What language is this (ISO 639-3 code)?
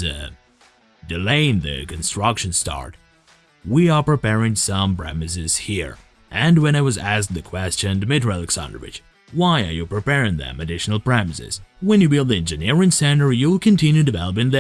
eng